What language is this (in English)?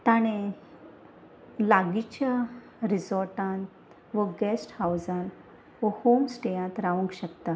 Konkani